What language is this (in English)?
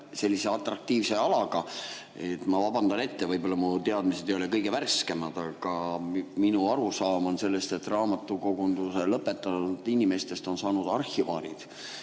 Estonian